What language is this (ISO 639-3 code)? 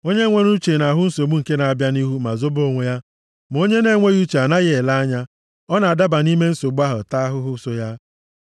ibo